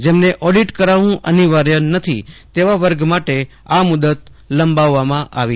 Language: Gujarati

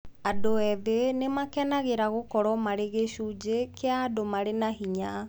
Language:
Kikuyu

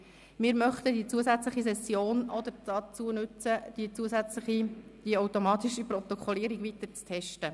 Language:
Swiss German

